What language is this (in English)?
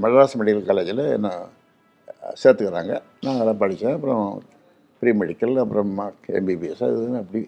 Tamil